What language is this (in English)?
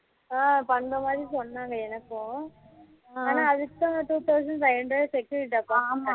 Tamil